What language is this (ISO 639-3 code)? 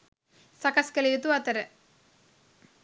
sin